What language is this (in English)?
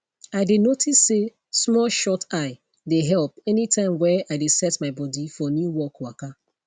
Nigerian Pidgin